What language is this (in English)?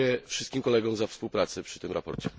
Polish